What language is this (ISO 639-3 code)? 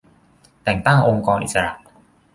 tha